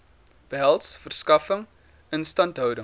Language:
Afrikaans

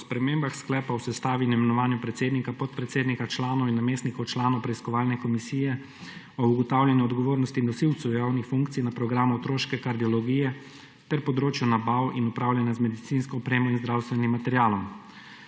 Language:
Slovenian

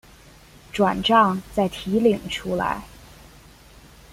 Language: Chinese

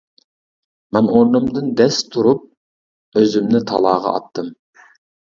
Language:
Uyghur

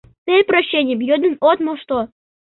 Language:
Mari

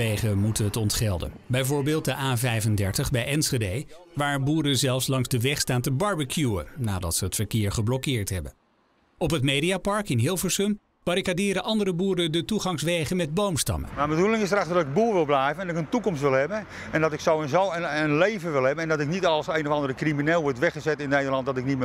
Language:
Dutch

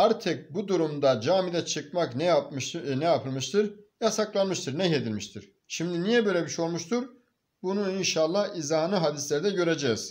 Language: Turkish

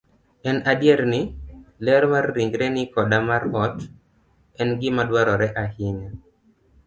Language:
Luo (Kenya and Tanzania)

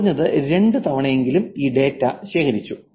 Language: Malayalam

